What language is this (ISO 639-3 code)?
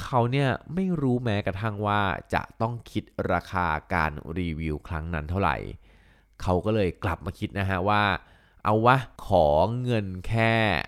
tha